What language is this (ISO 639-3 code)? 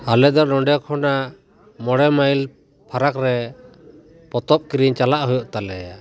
sat